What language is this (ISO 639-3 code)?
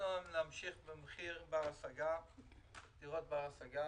heb